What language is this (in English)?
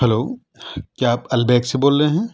Urdu